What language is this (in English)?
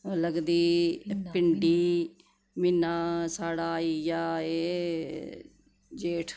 Dogri